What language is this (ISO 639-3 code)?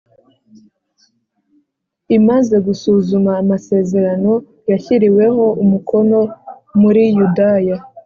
kin